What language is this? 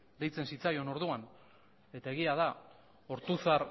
Basque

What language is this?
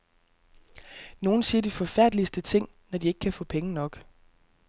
Danish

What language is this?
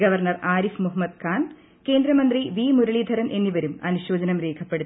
Malayalam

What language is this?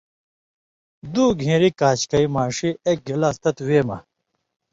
Indus Kohistani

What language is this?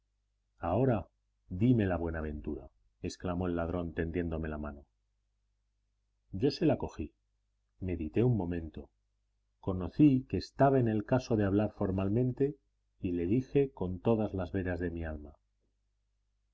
Spanish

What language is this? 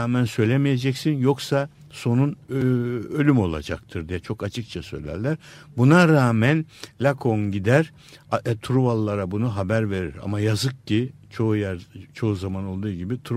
Turkish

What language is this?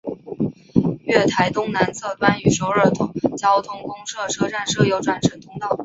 Chinese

